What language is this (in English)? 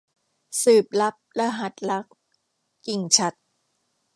Thai